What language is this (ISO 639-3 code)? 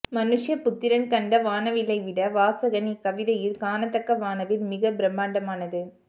tam